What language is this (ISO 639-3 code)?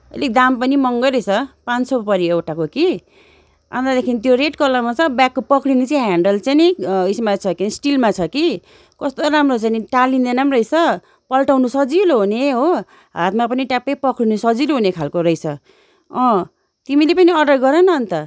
nep